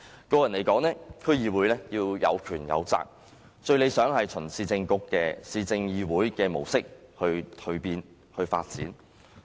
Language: Cantonese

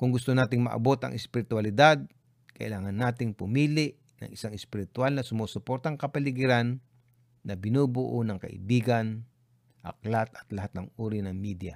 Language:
Filipino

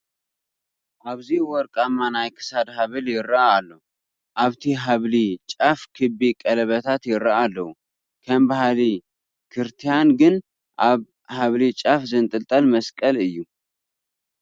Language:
Tigrinya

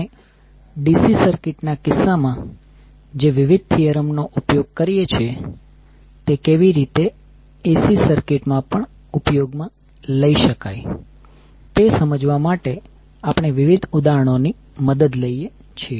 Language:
Gujarati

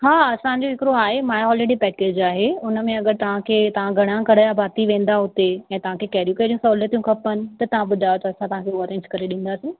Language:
Sindhi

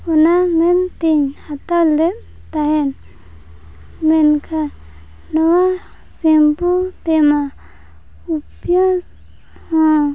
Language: Santali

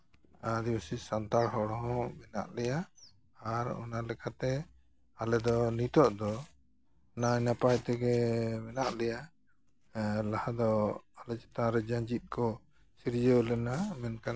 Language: Santali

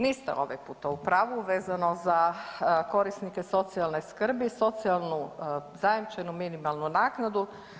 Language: Croatian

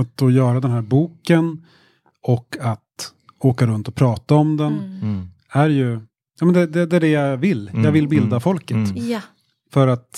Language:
Swedish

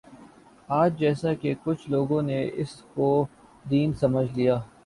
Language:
Urdu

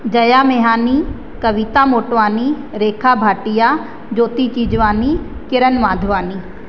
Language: Sindhi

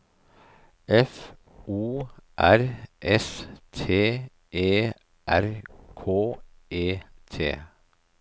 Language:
Norwegian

